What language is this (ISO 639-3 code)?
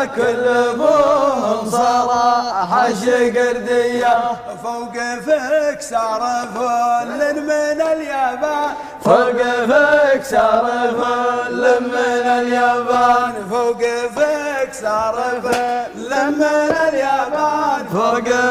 ara